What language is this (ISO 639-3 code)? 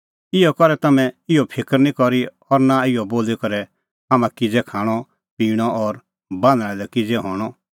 kfx